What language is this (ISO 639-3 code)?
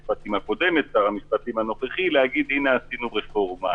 heb